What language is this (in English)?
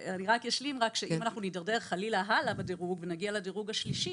Hebrew